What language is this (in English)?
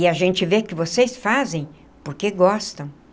Portuguese